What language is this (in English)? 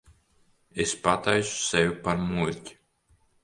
Latvian